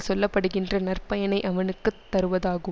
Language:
Tamil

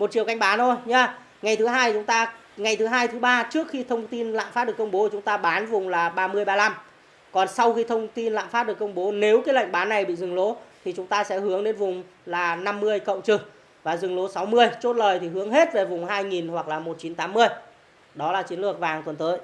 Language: Vietnamese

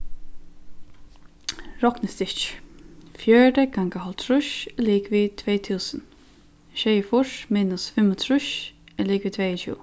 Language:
Faroese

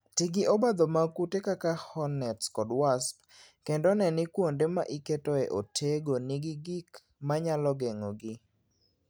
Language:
Luo (Kenya and Tanzania)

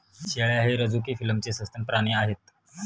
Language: Marathi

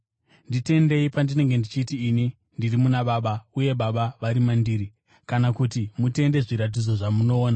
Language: Shona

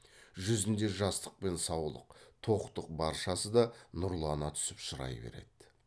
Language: Kazakh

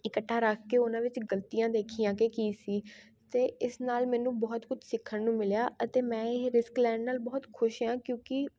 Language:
Punjabi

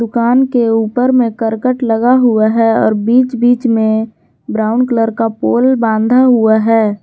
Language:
Hindi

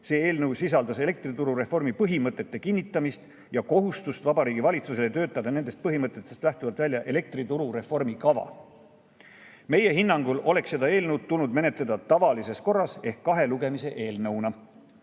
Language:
Estonian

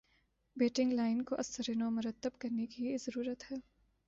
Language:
Urdu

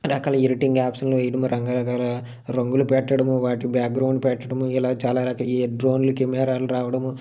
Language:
Telugu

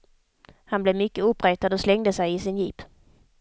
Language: Swedish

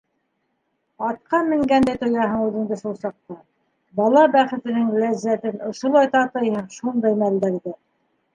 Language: Bashkir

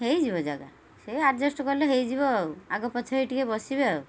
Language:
Odia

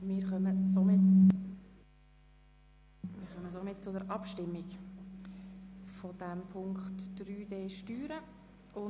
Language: Swiss German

